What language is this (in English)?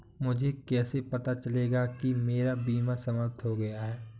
Hindi